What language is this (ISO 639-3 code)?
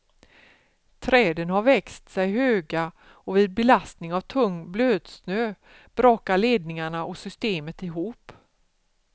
swe